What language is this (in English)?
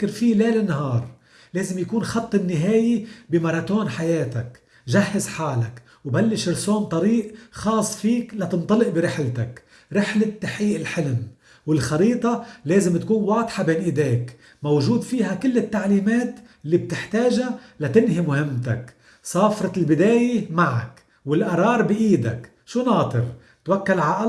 Arabic